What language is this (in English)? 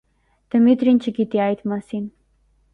Armenian